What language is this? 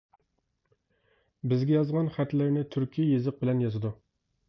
Uyghur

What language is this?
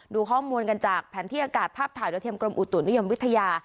Thai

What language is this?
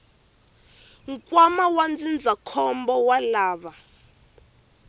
Tsonga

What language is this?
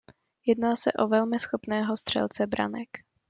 Czech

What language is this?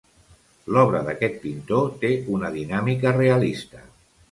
Catalan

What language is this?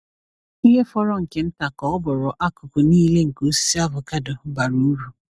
Igbo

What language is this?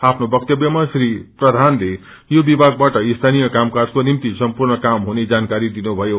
Nepali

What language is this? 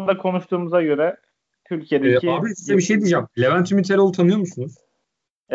Turkish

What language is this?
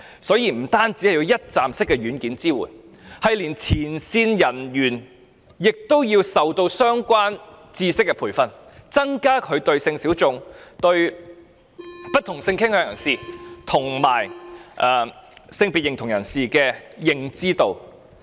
Cantonese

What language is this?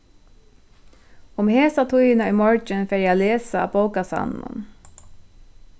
Faroese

